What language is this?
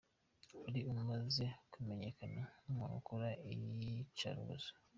Kinyarwanda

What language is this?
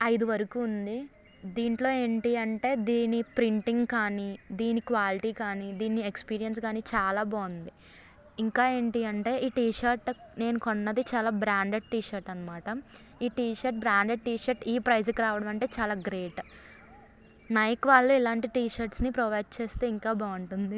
Telugu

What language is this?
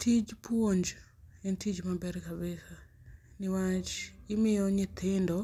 Luo (Kenya and Tanzania)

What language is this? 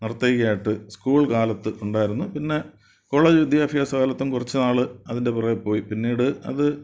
Malayalam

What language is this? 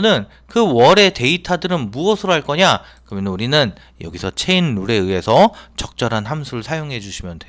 Korean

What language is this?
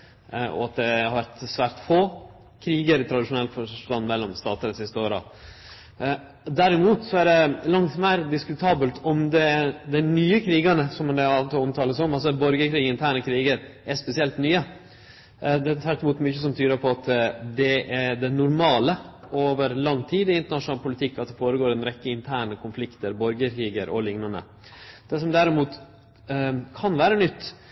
Norwegian Nynorsk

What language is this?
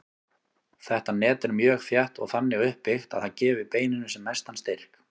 Icelandic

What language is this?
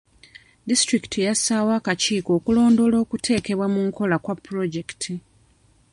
Ganda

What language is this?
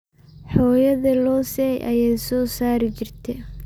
Somali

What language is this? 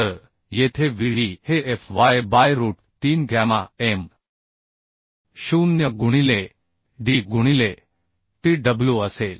Marathi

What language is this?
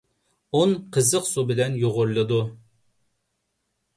Uyghur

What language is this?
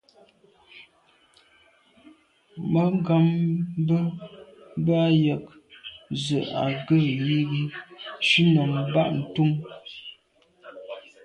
Medumba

